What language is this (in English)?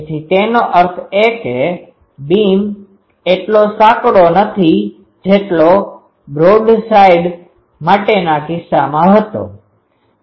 Gujarati